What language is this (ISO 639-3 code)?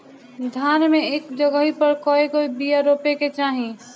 bho